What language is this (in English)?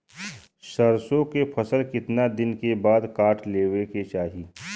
Bhojpuri